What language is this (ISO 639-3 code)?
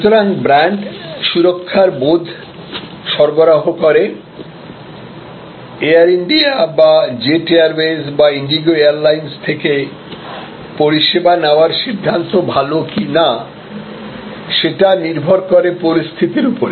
ben